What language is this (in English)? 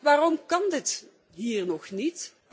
Dutch